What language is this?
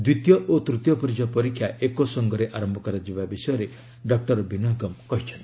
Odia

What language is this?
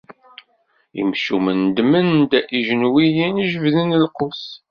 Kabyle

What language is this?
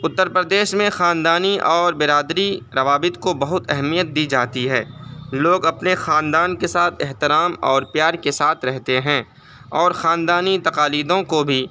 Urdu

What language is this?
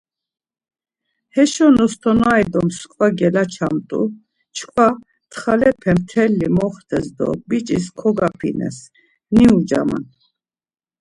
Laz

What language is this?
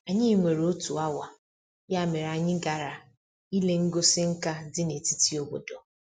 Igbo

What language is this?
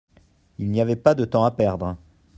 French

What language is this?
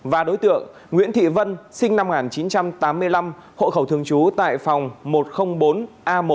Vietnamese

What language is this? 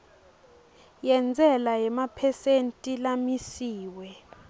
Swati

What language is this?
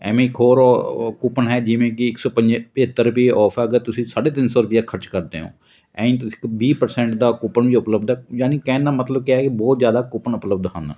Punjabi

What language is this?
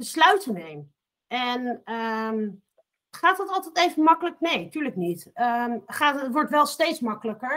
Dutch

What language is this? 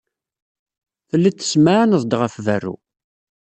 Kabyle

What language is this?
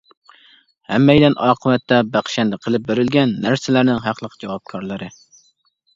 Uyghur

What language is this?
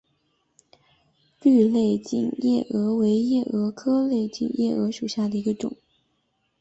Chinese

